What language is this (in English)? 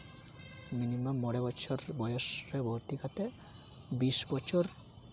Santali